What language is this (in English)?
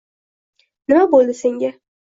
Uzbek